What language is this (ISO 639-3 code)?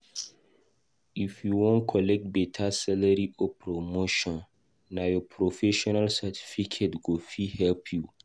pcm